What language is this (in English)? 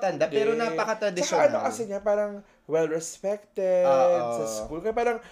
Filipino